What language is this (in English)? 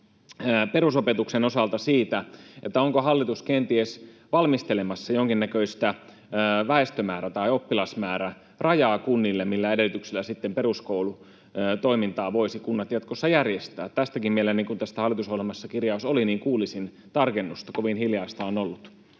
Finnish